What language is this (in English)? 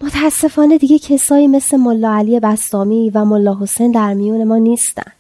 Persian